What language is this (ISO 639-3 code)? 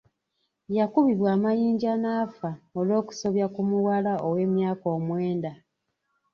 lug